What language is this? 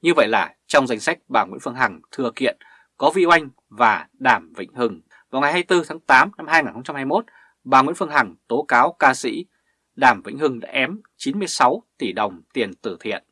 Vietnamese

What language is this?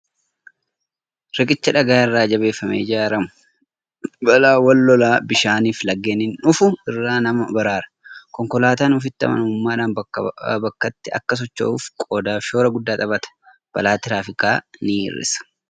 Oromo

